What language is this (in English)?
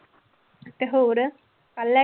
Punjabi